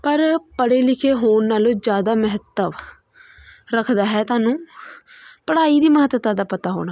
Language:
Punjabi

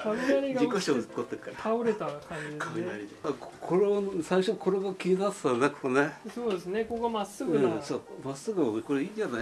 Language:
Japanese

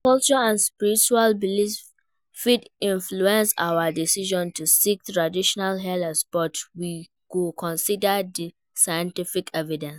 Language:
Nigerian Pidgin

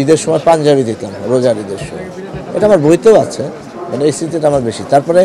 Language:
Polish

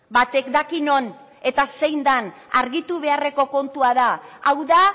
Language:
Basque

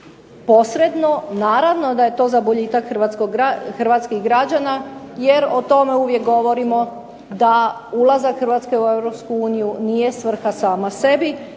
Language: Croatian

